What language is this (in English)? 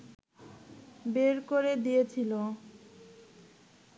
Bangla